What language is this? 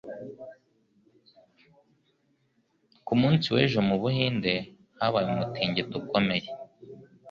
Kinyarwanda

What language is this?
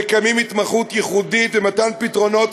Hebrew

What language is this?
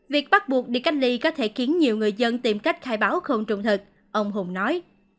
Vietnamese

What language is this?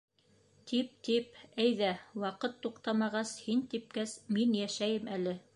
Bashkir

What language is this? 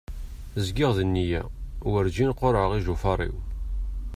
Kabyle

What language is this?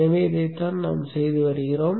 Tamil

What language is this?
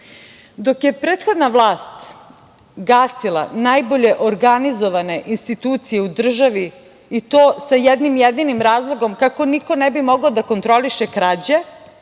Serbian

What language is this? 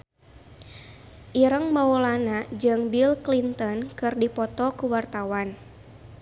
Sundanese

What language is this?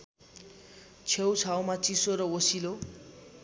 Nepali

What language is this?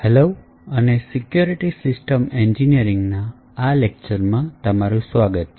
Gujarati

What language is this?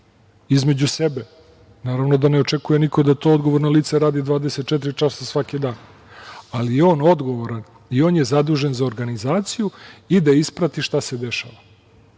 Serbian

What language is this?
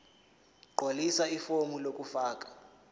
Zulu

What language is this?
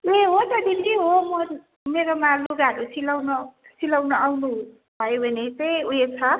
Nepali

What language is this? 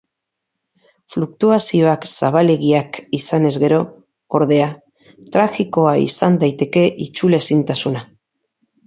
Basque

